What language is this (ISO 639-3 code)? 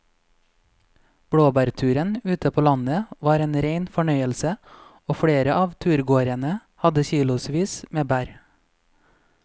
nor